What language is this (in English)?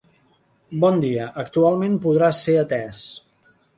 Catalan